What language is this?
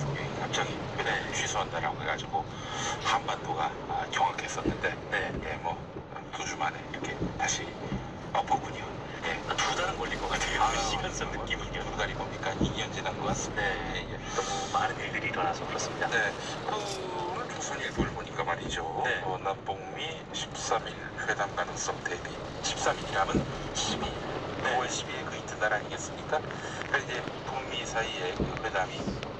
Korean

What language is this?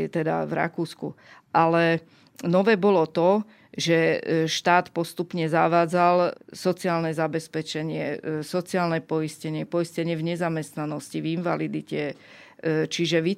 Slovak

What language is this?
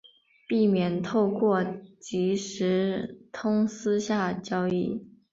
Chinese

